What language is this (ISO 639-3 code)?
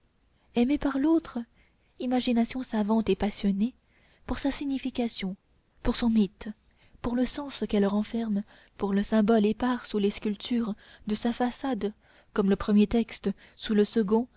fra